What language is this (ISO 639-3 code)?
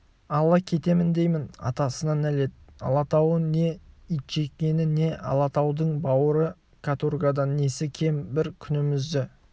kaz